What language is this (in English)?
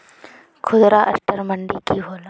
Magahi